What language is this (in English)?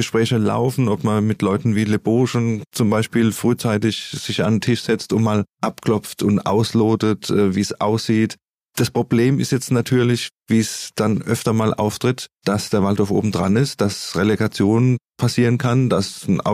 German